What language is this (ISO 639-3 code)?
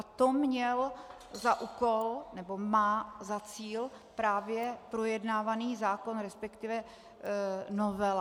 ces